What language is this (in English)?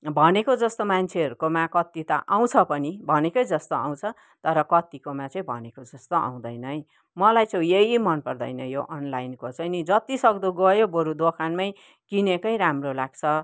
Nepali